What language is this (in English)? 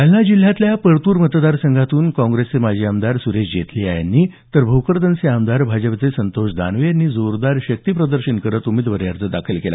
Marathi